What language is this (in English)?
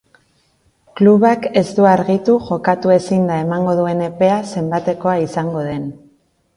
Basque